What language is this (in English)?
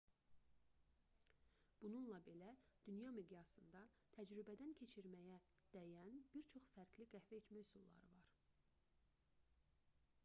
Azerbaijani